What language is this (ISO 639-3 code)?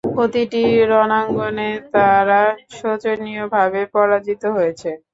ben